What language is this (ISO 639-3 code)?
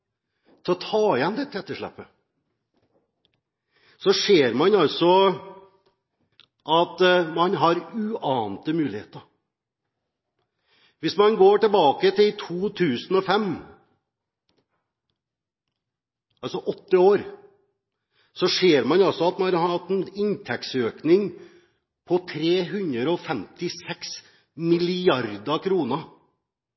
nob